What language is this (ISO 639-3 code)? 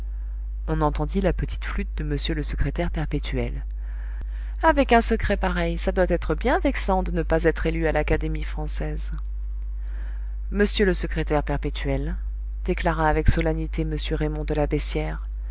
fra